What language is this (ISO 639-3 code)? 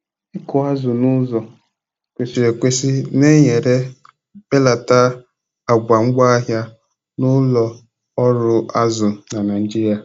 ibo